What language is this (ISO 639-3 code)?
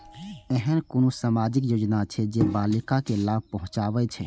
mai